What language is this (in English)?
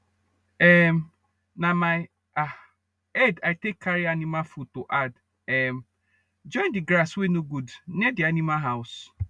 Nigerian Pidgin